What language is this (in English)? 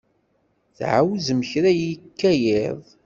Kabyle